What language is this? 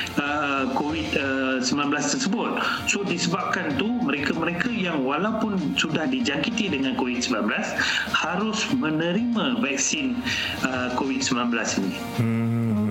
Malay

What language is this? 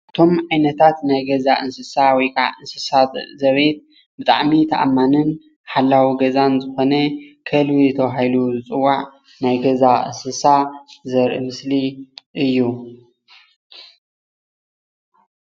Tigrinya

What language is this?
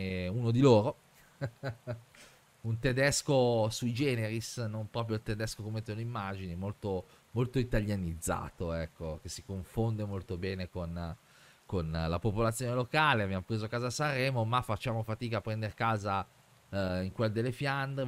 Italian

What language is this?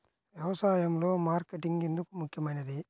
Telugu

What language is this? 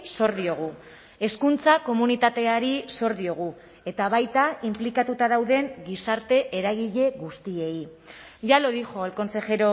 Basque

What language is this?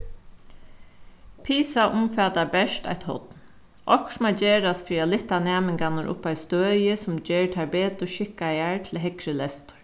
Faroese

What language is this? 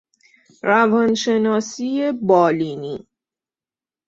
Persian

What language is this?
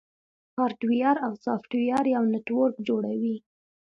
Pashto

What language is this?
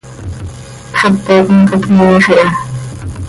Seri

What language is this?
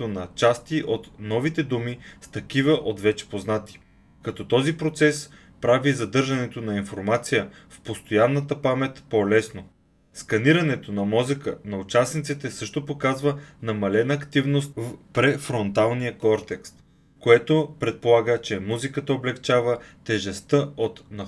Bulgarian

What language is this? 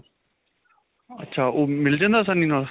Punjabi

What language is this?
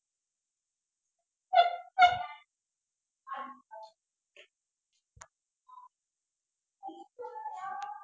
Punjabi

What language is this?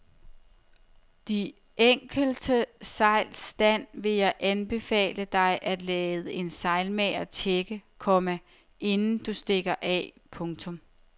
Danish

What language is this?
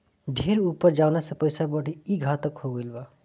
Bhojpuri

